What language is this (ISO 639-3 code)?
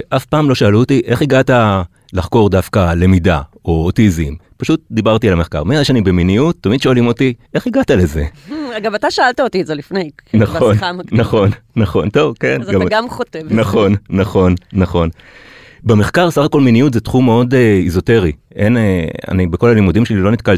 heb